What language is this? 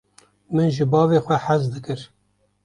Kurdish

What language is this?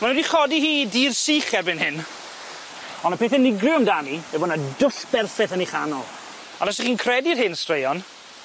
Welsh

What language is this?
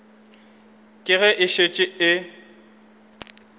Northern Sotho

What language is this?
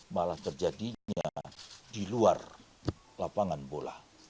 Indonesian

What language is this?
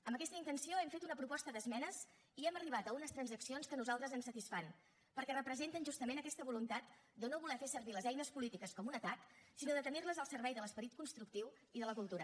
Catalan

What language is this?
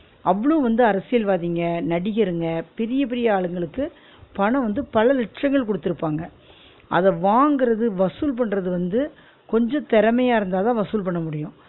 Tamil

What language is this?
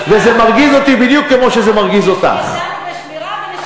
Hebrew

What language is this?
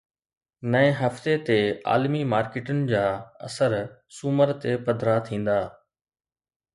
Sindhi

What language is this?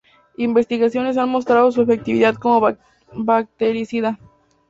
Spanish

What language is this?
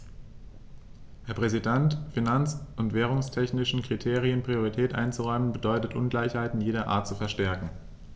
German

